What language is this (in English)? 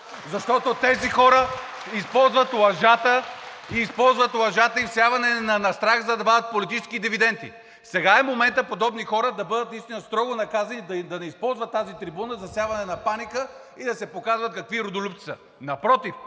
Bulgarian